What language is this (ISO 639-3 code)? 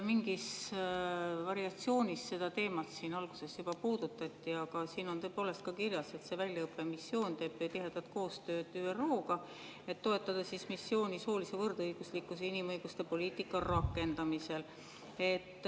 est